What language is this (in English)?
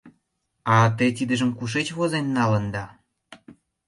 Mari